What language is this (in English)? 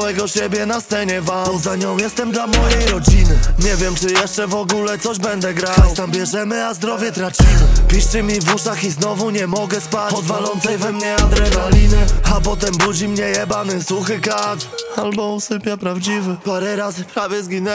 Polish